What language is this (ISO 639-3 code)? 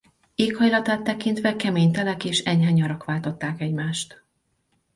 hun